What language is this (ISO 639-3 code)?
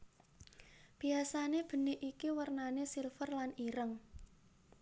jav